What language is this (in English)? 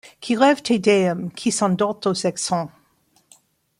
French